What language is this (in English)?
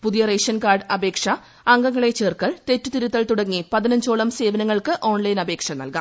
Malayalam